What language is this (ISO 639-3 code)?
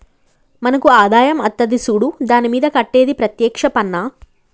tel